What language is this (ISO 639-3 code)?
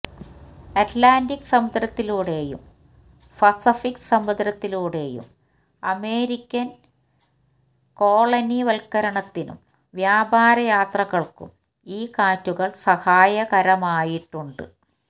mal